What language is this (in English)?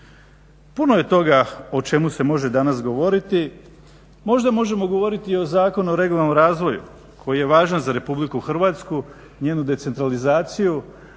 Croatian